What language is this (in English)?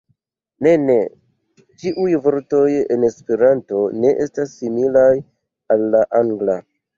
Esperanto